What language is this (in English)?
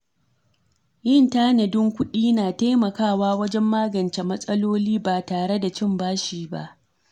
Hausa